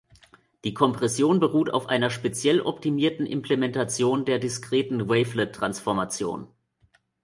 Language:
German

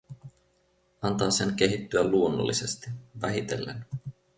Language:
Finnish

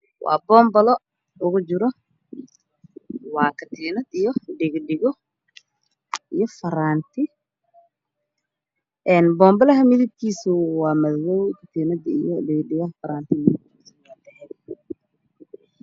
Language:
Somali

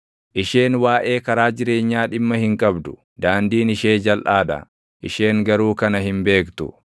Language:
Oromo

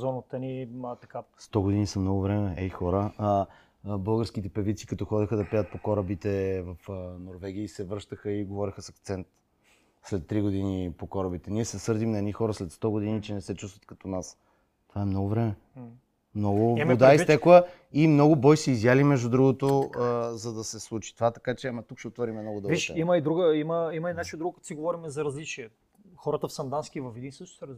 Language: Bulgarian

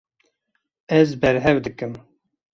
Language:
Kurdish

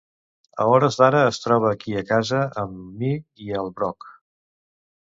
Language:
Catalan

